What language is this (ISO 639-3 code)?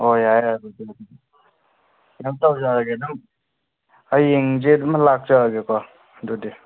mni